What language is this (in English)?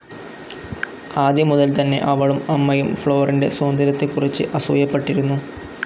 Malayalam